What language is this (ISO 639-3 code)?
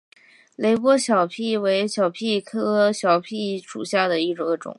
zho